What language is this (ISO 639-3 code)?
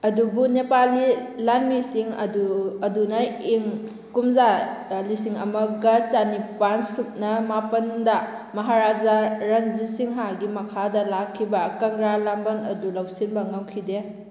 mni